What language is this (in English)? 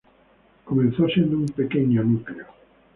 Spanish